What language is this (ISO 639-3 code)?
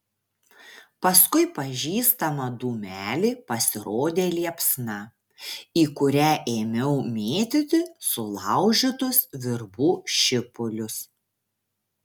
lit